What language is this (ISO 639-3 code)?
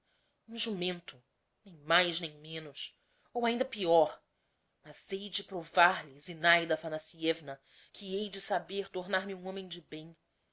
por